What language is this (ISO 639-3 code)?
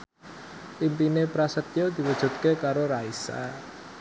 jav